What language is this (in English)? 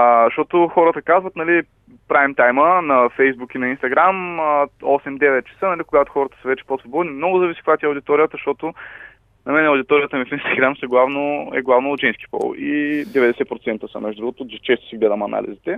Bulgarian